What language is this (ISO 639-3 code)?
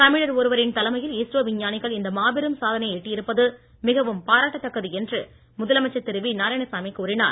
tam